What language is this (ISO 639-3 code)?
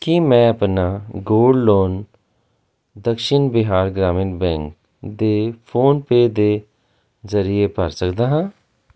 pan